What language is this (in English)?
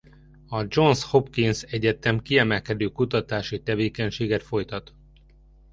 Hungarian